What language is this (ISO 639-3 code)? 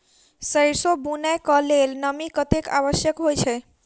mai